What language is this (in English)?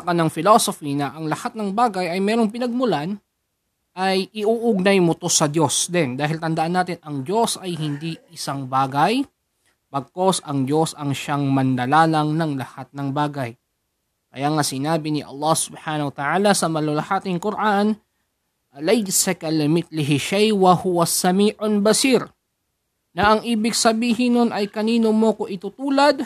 Filipino